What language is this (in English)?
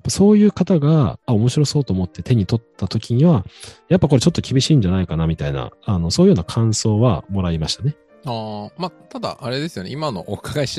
Japanese